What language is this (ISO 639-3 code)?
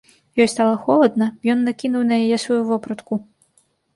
bel